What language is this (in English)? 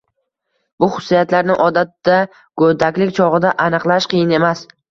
Uzbek